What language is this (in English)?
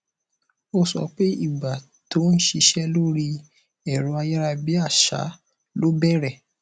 Yoruba